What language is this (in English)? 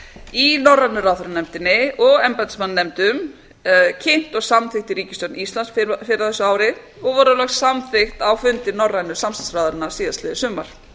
Icelandic